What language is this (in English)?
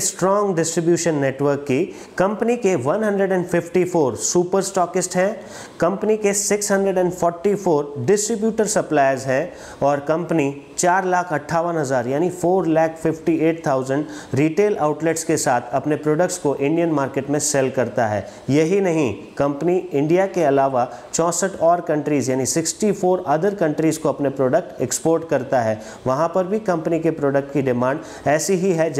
Hindi